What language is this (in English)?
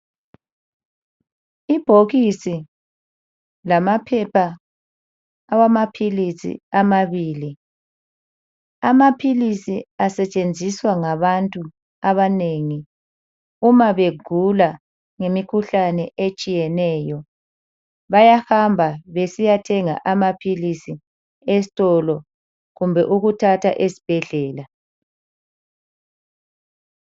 North Ndebele